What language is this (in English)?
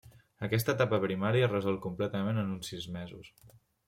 Catalan